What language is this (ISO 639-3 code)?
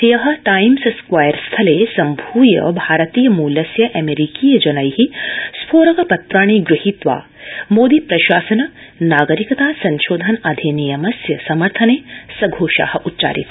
san